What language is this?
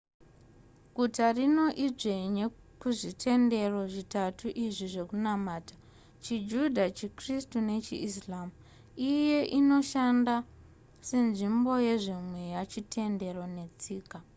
Shona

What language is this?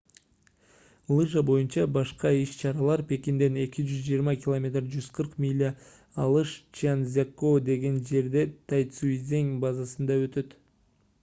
Kyrgyz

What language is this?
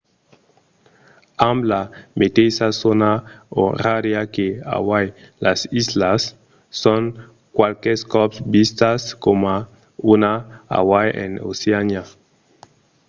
Occitan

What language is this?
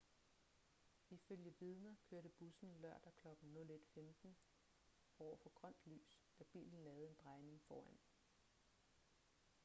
Danish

